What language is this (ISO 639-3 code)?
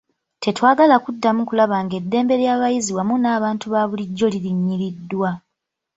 lug